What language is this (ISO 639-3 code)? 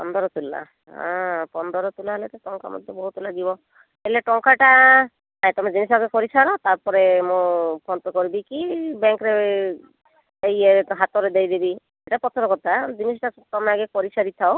ori